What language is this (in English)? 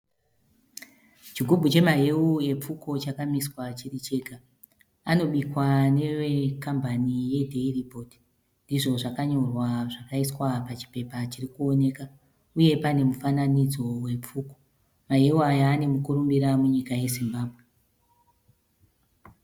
Shona